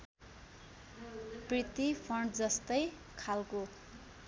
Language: Nepali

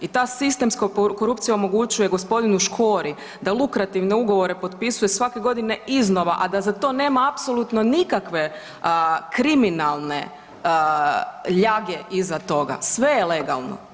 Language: Croatian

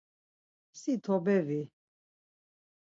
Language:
Laz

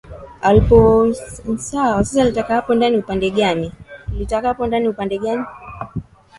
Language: Swahili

